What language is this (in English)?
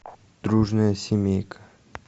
Russian